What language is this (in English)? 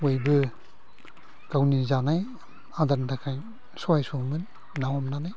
Bodo